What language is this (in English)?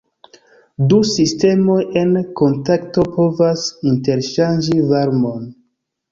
Esperanto